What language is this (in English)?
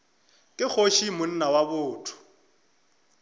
Northern Sotho